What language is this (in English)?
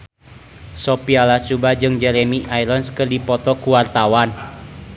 Sundanese